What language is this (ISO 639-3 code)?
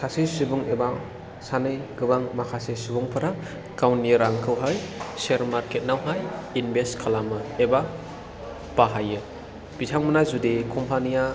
brx